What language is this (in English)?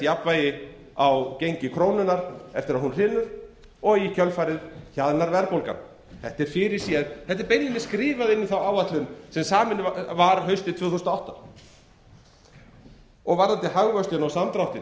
Icelandic